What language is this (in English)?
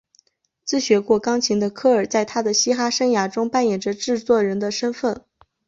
Chinese